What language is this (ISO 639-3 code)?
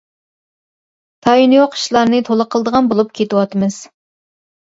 uig